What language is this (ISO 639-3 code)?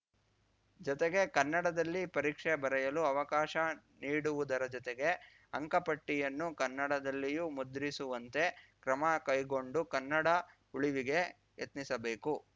kan